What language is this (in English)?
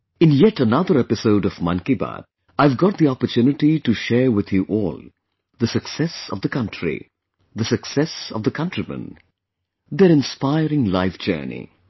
English